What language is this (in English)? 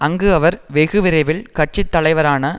Tamil